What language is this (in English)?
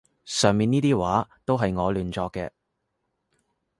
Cantonese